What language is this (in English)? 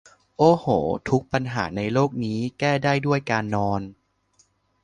Thai